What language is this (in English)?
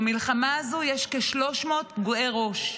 Hebrew